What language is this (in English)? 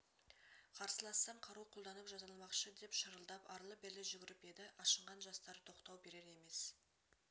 Kazakh